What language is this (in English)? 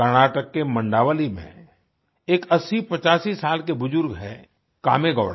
Hindi